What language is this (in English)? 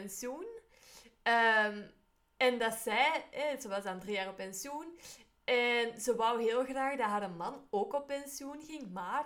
Dutch